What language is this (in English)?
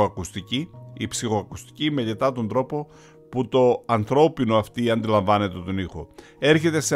Greek